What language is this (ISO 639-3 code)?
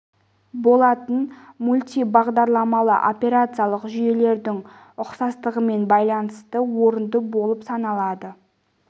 kaz